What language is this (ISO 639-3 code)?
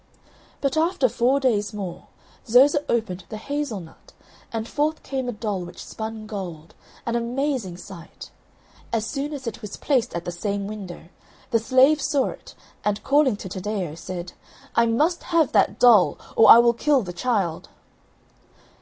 eng